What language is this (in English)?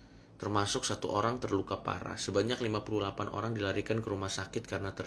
Indonesian